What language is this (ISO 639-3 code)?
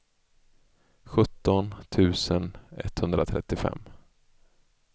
swe